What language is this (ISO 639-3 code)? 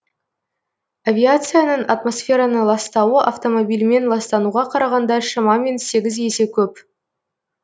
kaz